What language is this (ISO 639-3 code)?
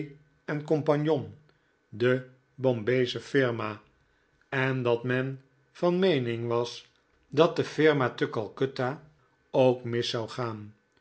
nld